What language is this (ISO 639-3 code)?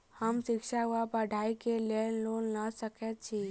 mai